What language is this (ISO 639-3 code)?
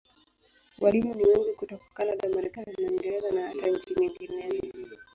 swa